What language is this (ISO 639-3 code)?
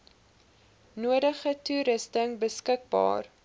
afr